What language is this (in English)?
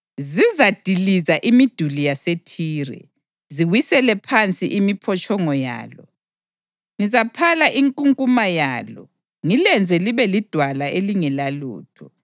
North Ndebele